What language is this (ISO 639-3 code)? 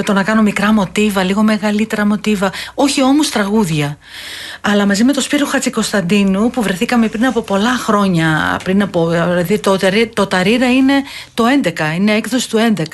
ell